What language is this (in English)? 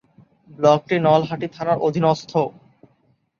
Bangla